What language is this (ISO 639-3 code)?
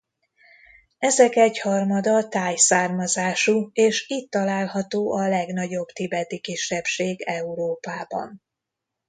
hun